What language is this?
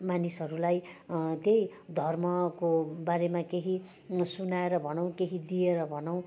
Nepali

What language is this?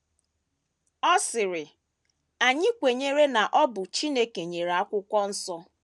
Igbo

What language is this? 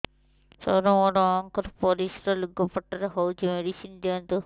Odia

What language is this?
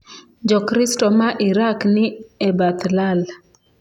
Luo (Kenya and Tanzania)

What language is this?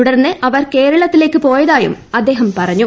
Malayalam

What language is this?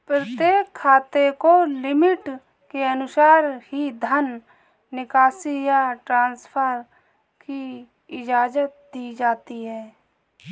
Hindi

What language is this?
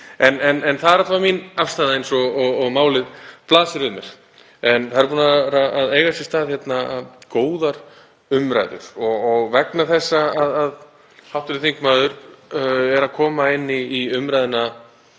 Icelandic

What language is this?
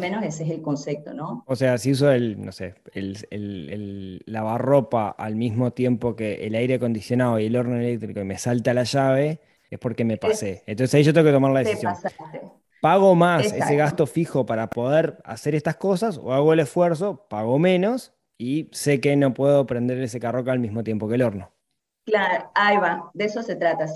Spanish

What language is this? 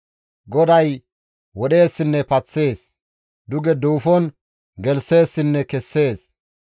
Gamo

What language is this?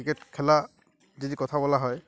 Bangla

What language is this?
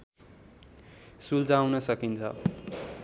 Nepali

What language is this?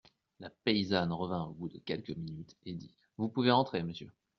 French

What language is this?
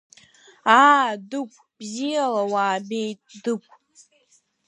Abkhazian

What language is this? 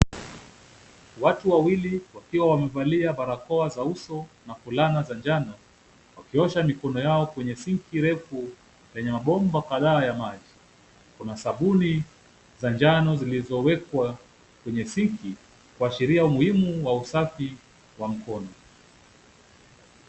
Swahili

